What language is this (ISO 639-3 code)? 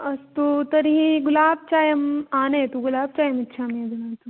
san